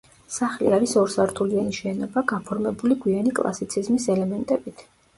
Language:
Georgian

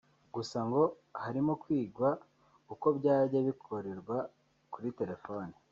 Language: Kinyarwanda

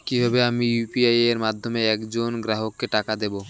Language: Bangla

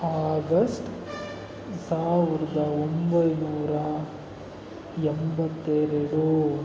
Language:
Kannada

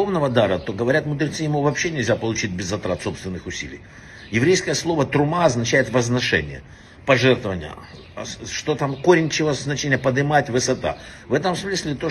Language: Russian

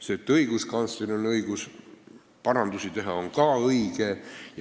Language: Estonian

